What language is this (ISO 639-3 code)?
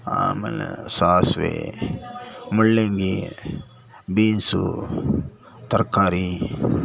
kan